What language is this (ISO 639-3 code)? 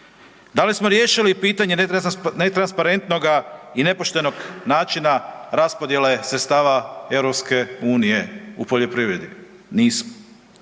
hrv